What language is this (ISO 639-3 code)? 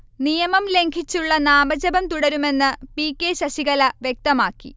mal